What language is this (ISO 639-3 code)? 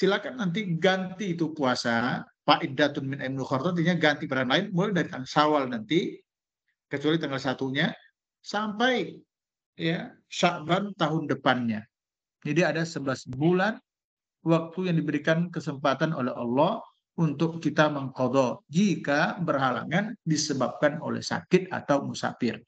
ind